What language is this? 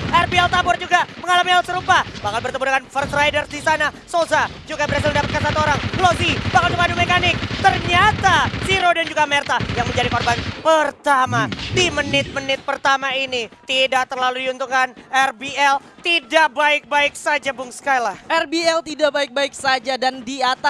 Indonesian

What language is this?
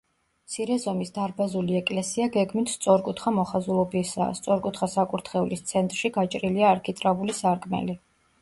Georgian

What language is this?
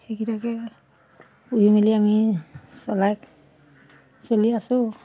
Assamese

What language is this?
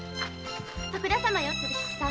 Japanese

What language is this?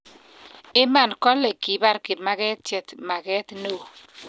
Kalenjin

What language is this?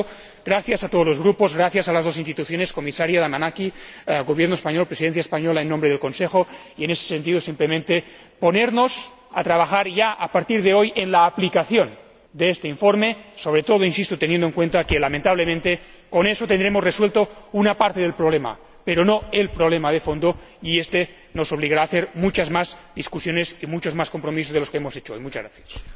Spanish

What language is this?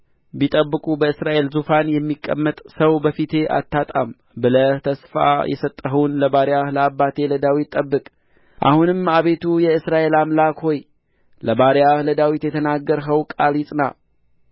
Amharic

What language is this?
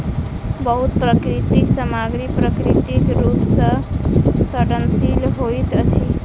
Maithili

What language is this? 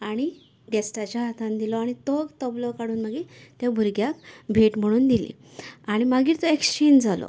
Konkani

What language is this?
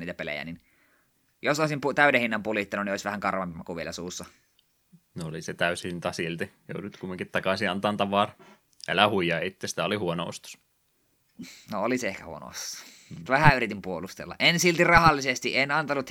Finnish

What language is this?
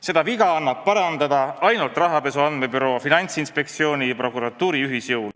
Estonian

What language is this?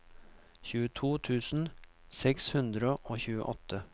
Norwegian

